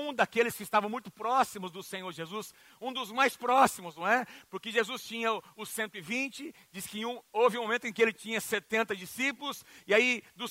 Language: Portuguese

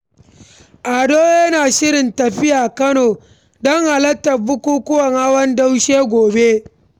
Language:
Hausa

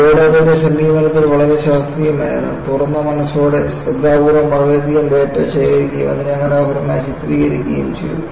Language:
Malayalam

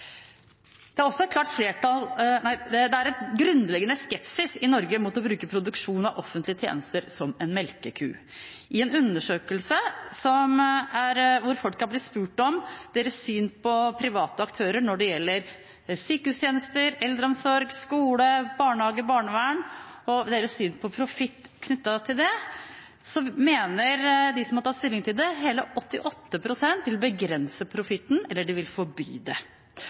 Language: Norwegian Bokmål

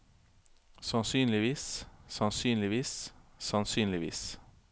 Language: Norwegian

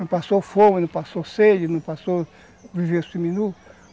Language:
Portuguese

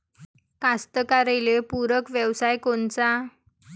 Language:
Marathi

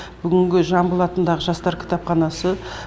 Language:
Kazakh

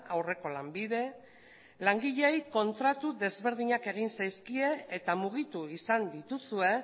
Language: Basque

